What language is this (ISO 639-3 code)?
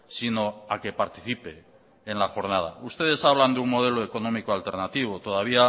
spa